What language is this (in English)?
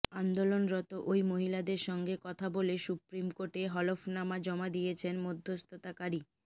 Bangla